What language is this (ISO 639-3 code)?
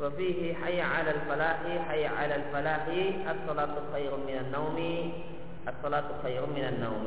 ind